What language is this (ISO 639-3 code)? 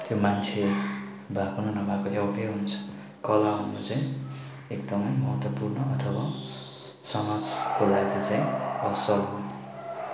nep